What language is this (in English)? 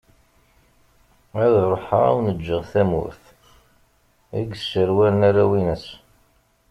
Kabyle